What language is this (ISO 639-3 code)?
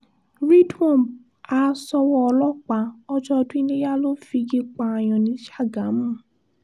yor